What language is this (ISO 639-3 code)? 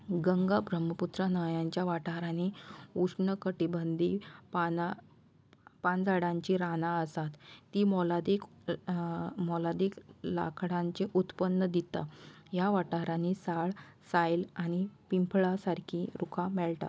kok